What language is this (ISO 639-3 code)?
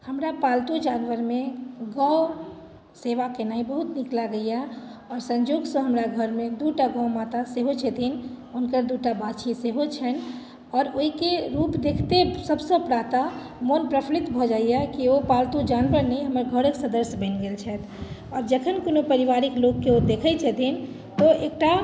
mai